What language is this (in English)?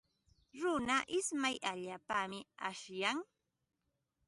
Ambo-Pasco Quechua